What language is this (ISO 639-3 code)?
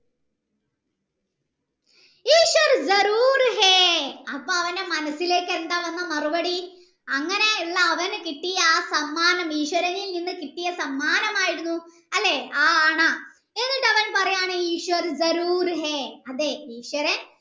mal